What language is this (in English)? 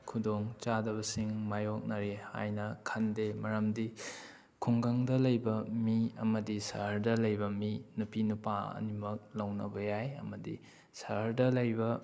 Manipuri